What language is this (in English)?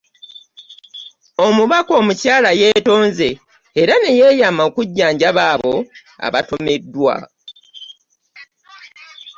Ganda